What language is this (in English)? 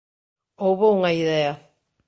Galician